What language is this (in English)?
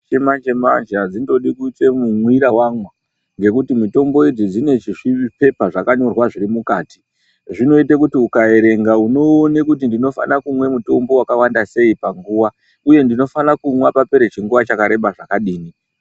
Ndau